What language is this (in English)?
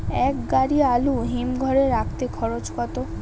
Bangla